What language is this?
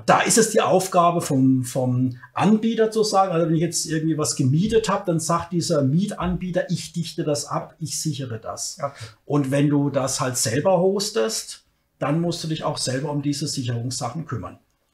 German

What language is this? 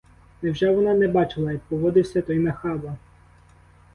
Ukrainian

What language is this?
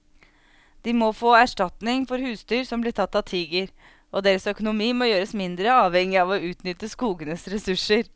Norwegian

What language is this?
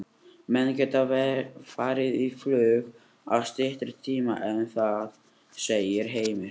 Icelandic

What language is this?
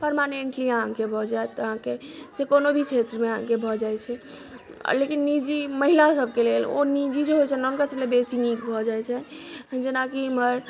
Maithili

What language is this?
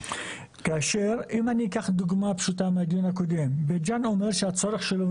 Hebrew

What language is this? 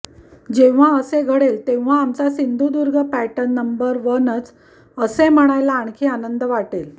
Marathi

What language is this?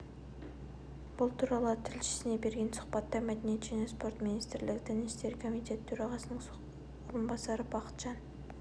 Kazakh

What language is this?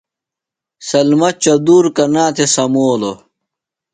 Phalura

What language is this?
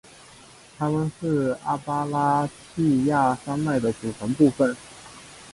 Chinese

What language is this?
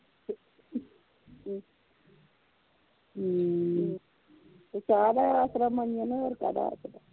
Punjabi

